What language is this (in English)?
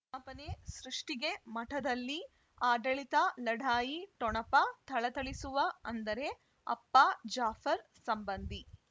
Kannada